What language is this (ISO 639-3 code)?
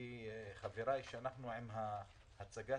heb